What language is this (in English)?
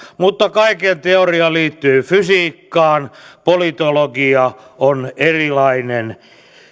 Finnish